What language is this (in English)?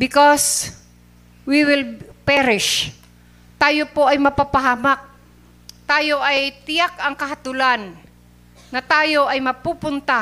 Filipino